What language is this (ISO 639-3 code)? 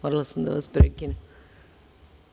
srp